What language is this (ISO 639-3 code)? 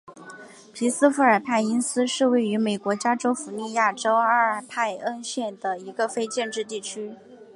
zho